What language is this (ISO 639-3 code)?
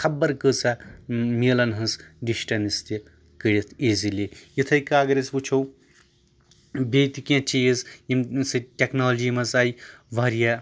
kas